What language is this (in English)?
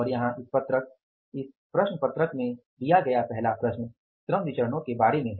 Hindi